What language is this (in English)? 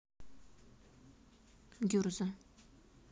Russian